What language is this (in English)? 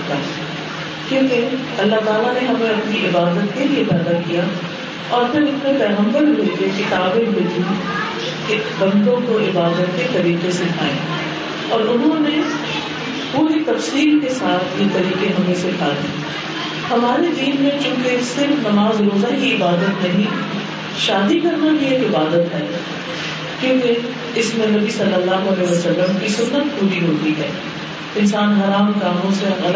Urdu